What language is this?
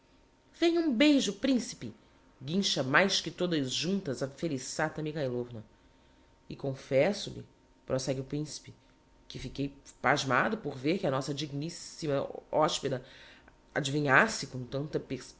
Portuguese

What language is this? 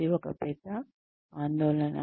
Telugu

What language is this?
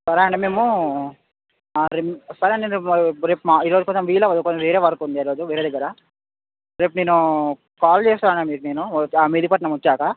Telugu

